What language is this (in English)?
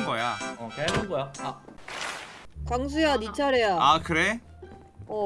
Korean